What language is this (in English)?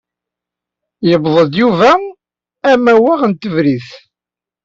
Kabyle